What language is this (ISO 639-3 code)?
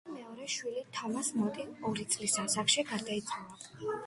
kat